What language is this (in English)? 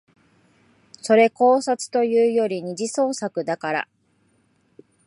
Japanese